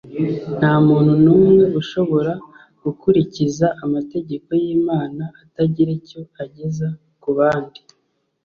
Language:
Kinyarwanda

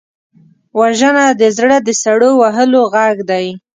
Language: Pashto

